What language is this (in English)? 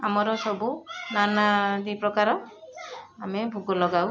Odia